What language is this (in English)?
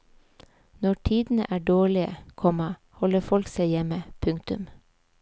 Norwegian